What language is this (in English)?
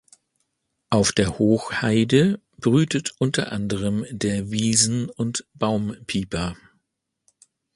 German